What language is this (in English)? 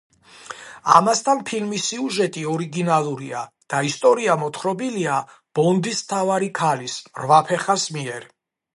Georgian